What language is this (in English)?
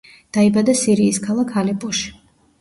Georgian